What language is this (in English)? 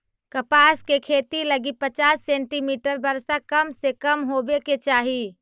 Magahi